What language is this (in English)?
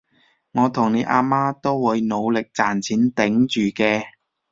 Cantonese